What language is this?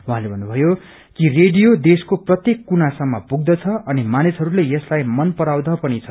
Nepali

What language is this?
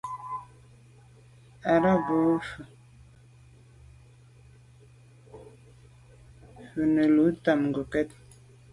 Medumba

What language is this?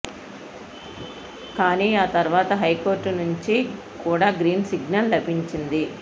Telugu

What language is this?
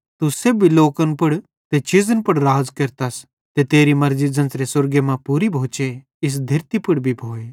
Bhadrawahi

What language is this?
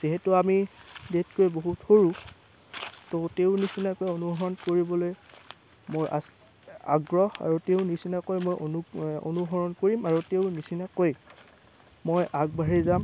Assamese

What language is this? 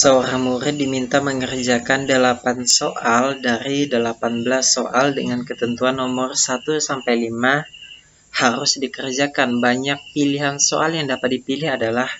Indonesian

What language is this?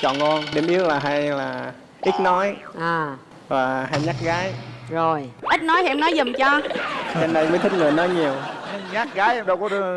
Vietnamese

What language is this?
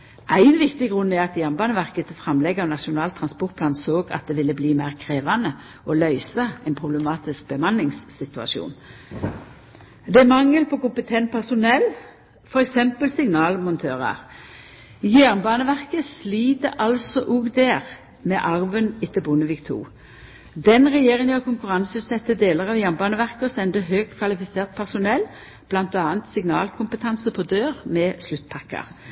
Norwegian Nynorsk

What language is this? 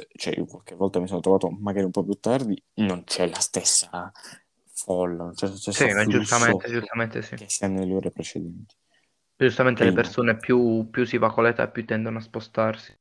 Italian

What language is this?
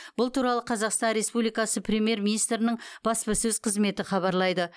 Kazakh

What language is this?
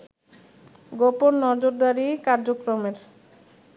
Bangla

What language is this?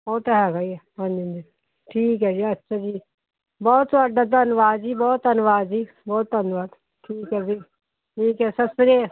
Punjabi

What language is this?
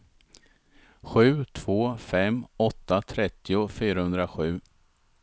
Swedish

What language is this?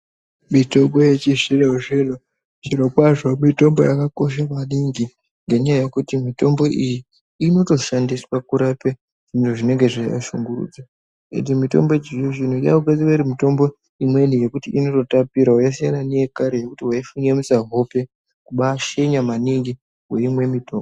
Ndau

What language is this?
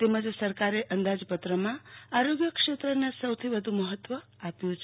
Gujarati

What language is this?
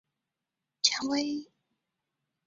Chinese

